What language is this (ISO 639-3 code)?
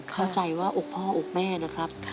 tha